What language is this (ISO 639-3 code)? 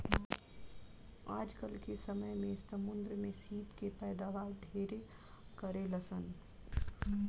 bho